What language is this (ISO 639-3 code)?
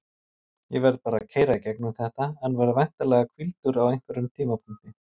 isl